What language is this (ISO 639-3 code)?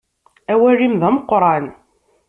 kab